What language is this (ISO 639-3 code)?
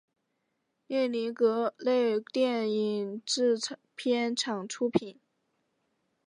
zho